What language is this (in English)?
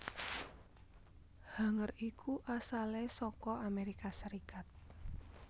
Javanese